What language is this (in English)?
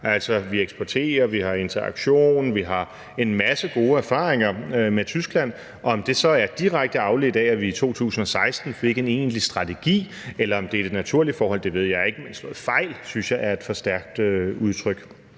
Danish